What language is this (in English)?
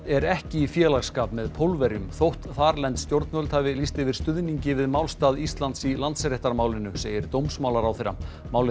Icelandic